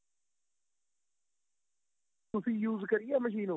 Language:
Punjabi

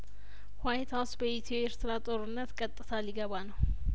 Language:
Amharic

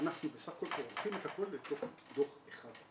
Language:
Hebrew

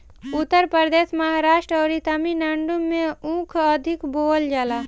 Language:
Bhojpuri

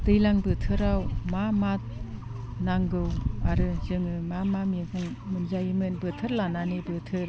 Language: Bodo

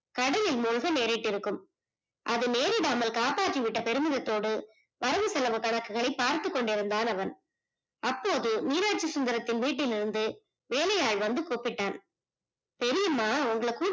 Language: Tamil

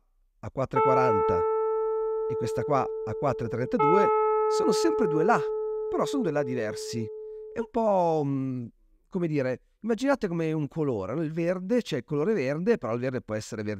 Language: Italian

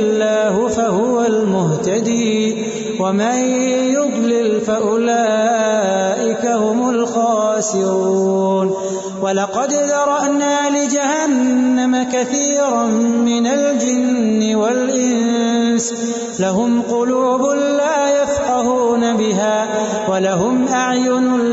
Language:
Urdu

